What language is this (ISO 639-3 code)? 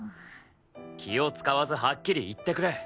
jpn